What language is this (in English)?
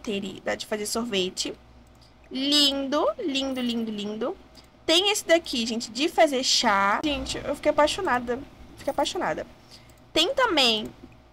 Portuguese